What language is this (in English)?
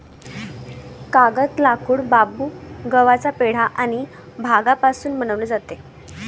Marathi